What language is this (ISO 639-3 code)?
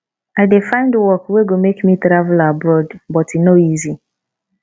pcm